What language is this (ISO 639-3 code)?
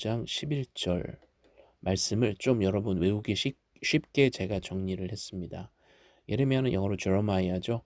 kor